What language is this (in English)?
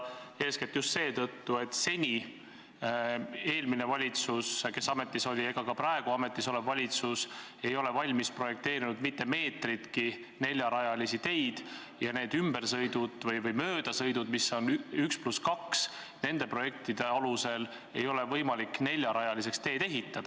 Estonian